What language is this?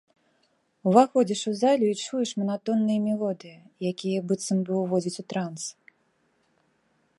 Belarusian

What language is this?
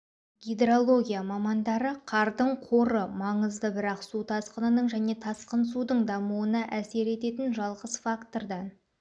Kazakh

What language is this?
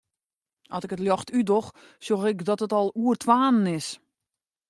Western Frisian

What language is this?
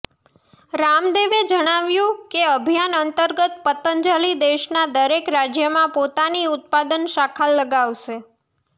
Gujarati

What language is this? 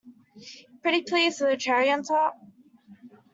English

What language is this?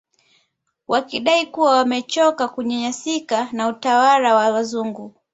Swahili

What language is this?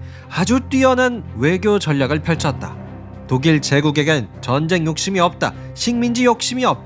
Korean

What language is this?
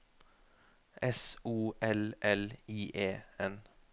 Norwegian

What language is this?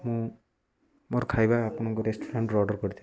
Odia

